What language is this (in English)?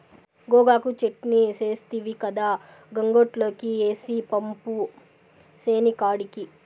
Telugu